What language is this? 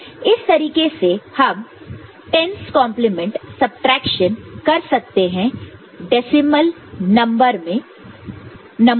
Hindi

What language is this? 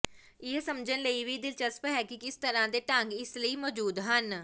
Punjabi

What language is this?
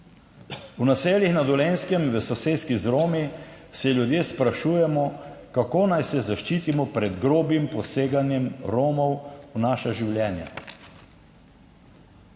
Slovenian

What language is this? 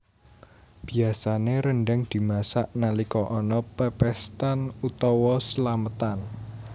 Javanese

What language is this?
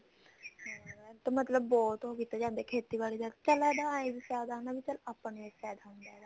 Punjabi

